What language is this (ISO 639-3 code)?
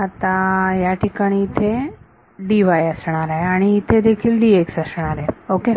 mar